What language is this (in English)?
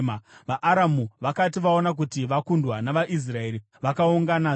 Shona